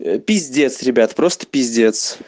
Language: Russian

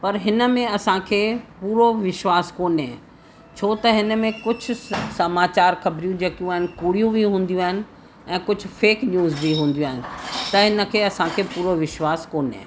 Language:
Sindhi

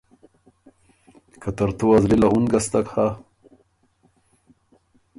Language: Ormuri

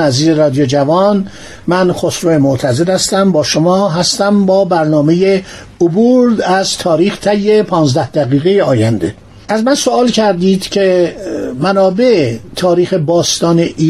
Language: Persian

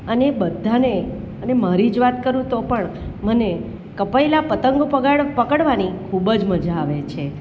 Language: Gujarati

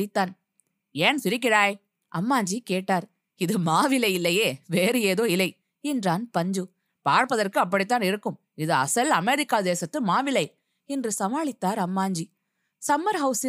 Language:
Tamil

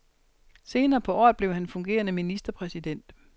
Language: Danish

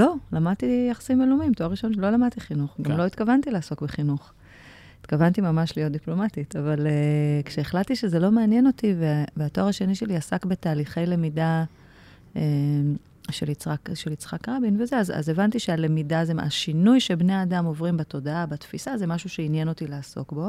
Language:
Hebrew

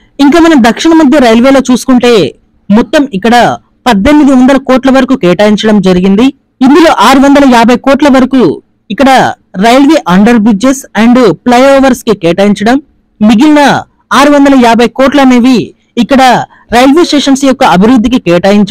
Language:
Telugu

